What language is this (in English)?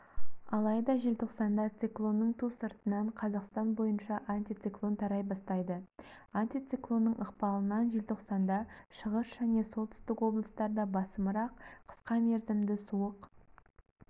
Kazakh